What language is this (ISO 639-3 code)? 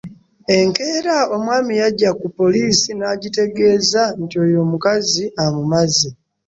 lug